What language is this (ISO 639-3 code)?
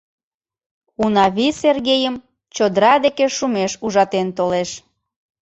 chm